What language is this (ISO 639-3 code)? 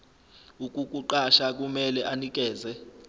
zul